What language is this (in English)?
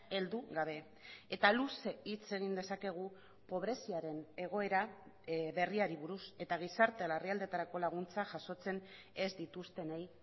Basque